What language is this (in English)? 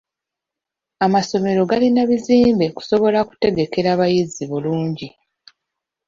Ganda